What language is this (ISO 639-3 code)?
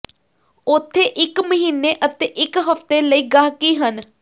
pan